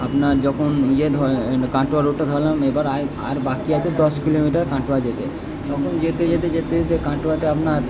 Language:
Bangla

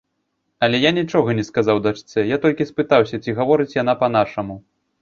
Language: Belarusian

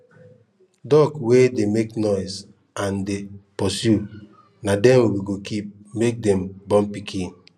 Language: Nigerian Pidgin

